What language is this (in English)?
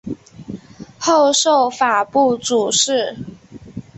Chinese